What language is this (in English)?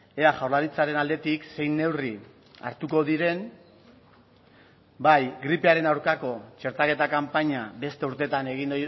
Basque